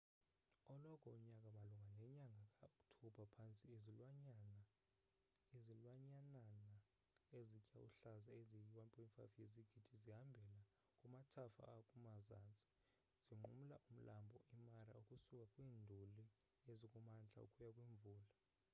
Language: Xhosa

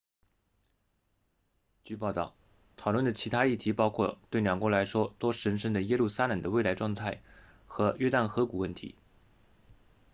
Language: Chinese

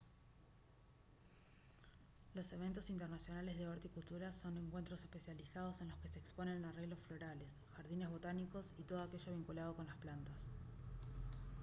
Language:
Spanish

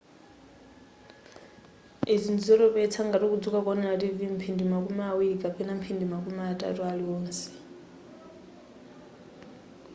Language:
Nyanja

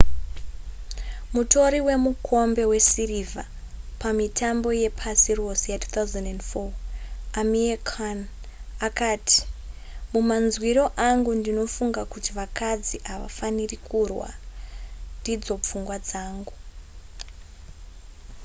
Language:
Shona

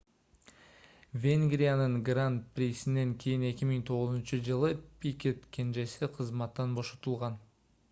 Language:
Kyrgyz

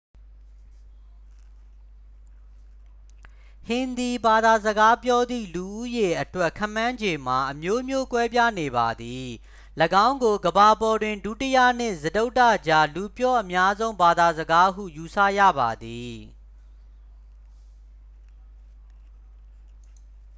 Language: Burmese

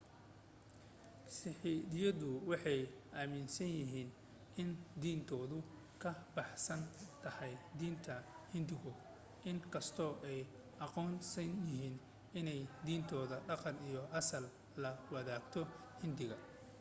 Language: Somali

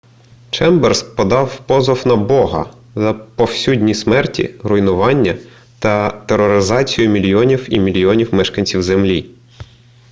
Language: Ukrainian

